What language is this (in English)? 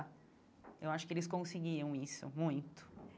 Portuguese